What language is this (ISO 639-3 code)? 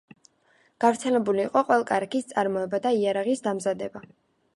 kat